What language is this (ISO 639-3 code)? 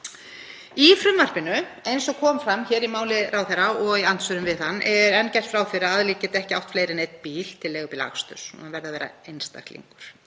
isl